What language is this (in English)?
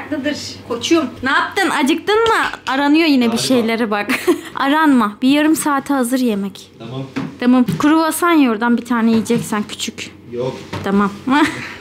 Turkish